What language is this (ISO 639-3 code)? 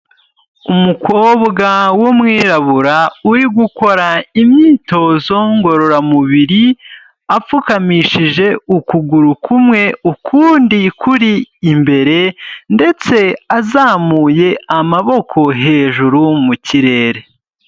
kin